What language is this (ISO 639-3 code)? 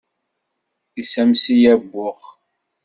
kab